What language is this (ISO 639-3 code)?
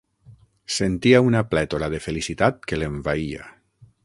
cat